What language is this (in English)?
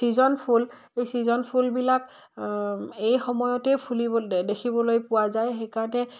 Assamese